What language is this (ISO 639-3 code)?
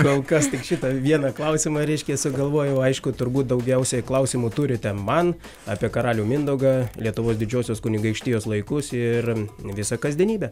lit